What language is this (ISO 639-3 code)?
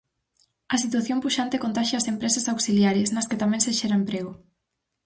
glg